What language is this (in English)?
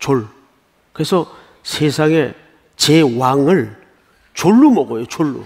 Korean